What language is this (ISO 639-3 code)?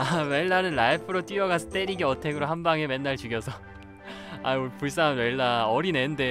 kor